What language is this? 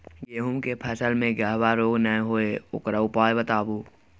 Maithili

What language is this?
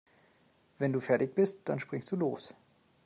German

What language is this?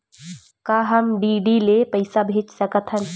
Chhattisgarhi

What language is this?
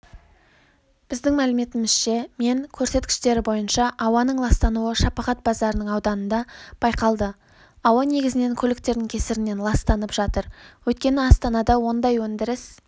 Kazakh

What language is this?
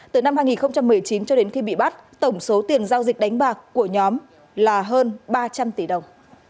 Vietnamese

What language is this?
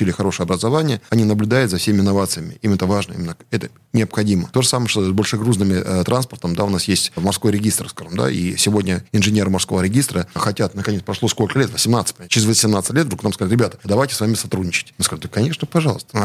Russian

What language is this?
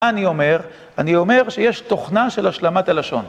Hebrew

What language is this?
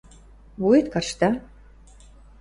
Western Mari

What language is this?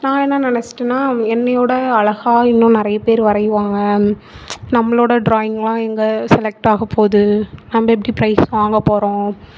Tamil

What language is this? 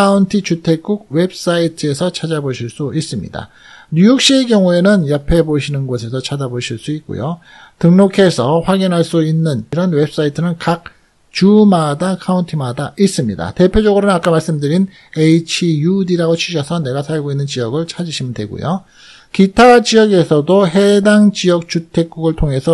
Korean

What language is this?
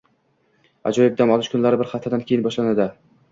Uzbek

